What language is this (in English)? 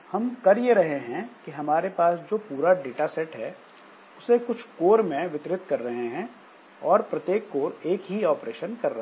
Hindi